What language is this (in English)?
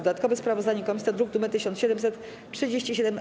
Polish